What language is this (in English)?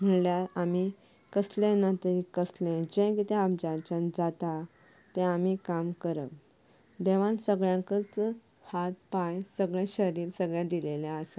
Konkani